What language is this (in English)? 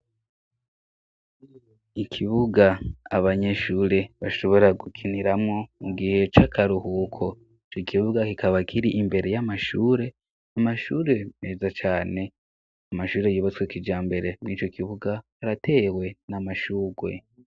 Rundi